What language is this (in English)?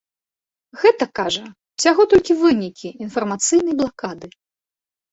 Belarusian